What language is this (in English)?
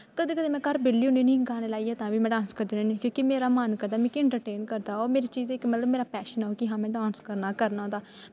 Dogri